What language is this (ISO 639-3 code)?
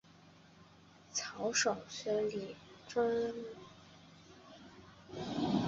zho